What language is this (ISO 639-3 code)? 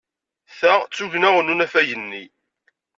kab